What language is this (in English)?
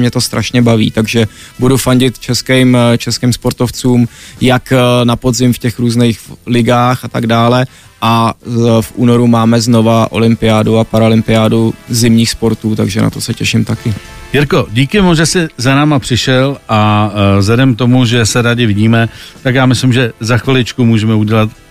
Czech